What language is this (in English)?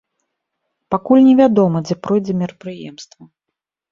Belarusian